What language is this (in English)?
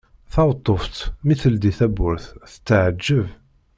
Kabyle